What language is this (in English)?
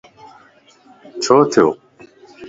Lasi